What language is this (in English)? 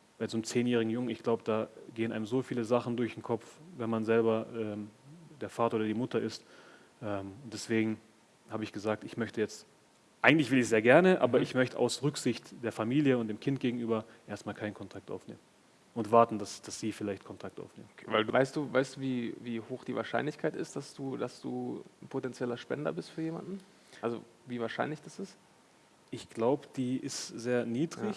German